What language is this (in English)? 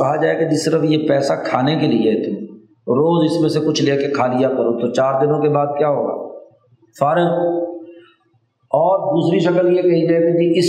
Urdu